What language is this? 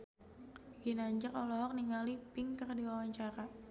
Sundanese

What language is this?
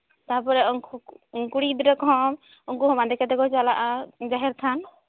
Santali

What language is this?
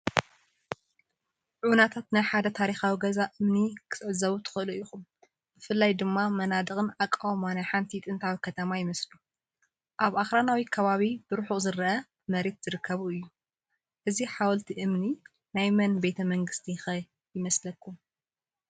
Tigrinya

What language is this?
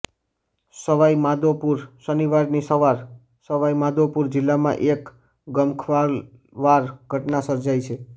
Gujarati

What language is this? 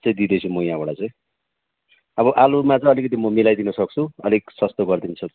Nepali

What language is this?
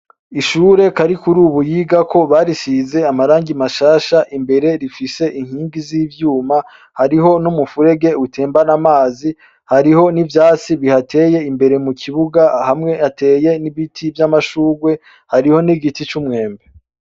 Rundi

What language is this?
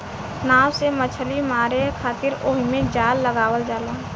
Bhojpuri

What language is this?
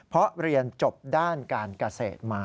Thai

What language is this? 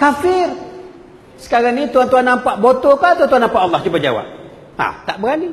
Malay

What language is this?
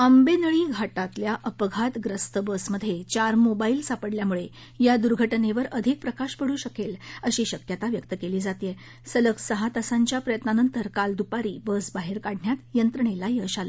Marathi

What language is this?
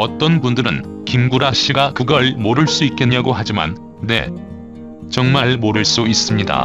Korean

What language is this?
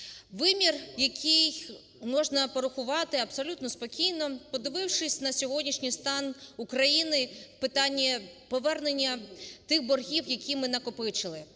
Ukrainian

